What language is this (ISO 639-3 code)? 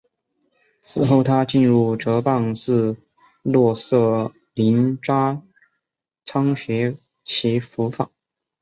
zho